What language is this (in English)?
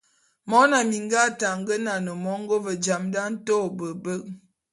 Bulu